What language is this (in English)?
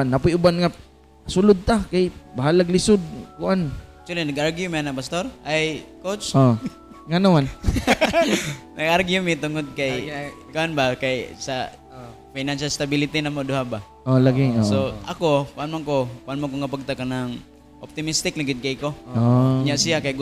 Filipino